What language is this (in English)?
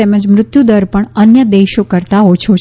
Gujarati